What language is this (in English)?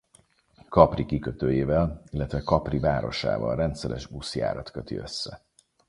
Hungarian